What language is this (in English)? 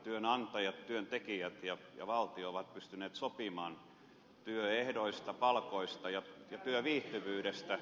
Finnish